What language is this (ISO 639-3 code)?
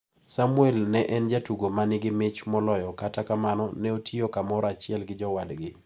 luo